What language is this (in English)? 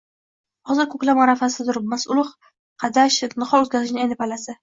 Uzbek